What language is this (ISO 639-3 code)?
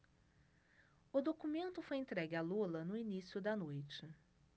por